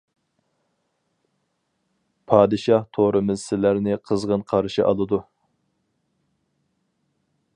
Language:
Uyghur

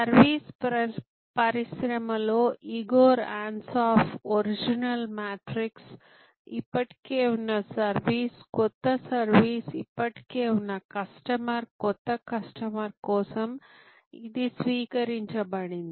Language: Telugu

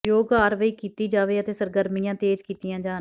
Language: Punjabi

